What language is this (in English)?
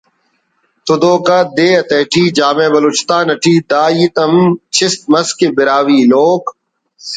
Brahui